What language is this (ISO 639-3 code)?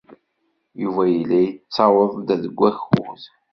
kab